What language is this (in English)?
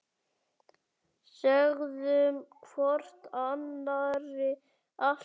Icelandic